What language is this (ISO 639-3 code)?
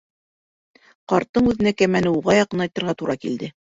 bak